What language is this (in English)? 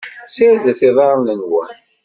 Kabyle